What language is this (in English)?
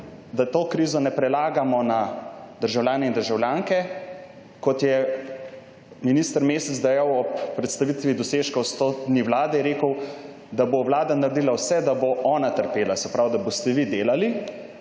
Slovenian